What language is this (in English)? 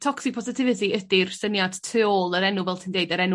Welsh